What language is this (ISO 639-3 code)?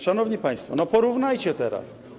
pol